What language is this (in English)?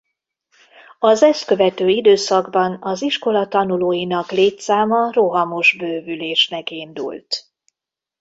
Hungarian